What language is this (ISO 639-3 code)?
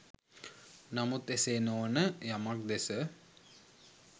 sin